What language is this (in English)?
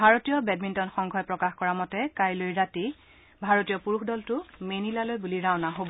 Assamese